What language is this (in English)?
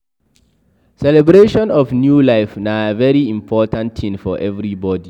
Nigerian Pidgin